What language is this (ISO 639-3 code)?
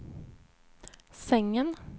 swe